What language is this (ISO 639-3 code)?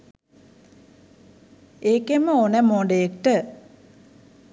sin